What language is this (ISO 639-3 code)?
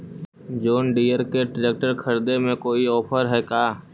mag